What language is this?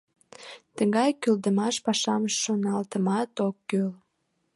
Mari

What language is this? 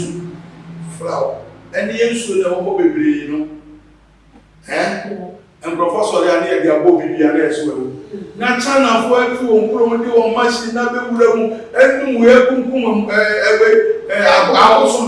English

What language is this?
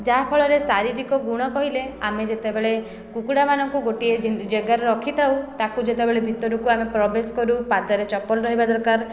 Odia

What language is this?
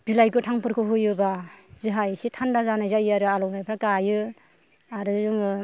Bodo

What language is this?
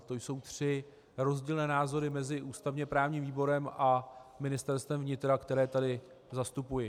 Czech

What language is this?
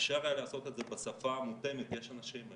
Hebrew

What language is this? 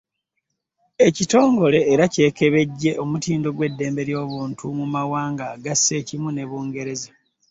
Ganda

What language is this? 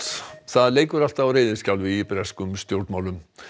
Icelandic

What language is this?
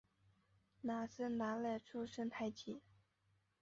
Chinese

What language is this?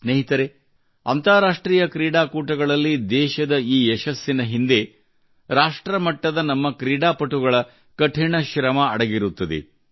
Kannada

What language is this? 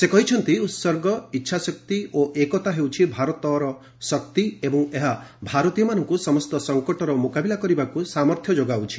Odia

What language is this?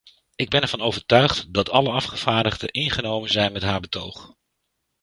Dutch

